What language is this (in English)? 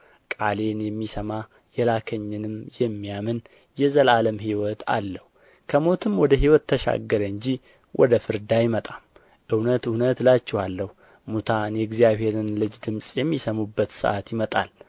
Amharic